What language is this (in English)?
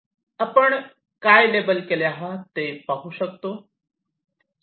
Marathi